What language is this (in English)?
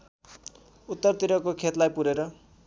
Nepali